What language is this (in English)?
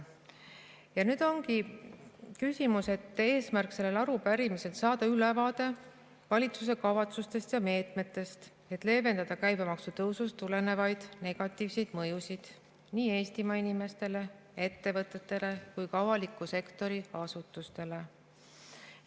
Estonian